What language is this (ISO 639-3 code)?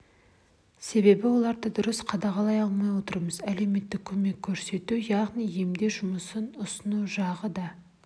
kaz